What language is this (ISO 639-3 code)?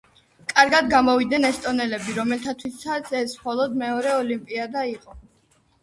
kat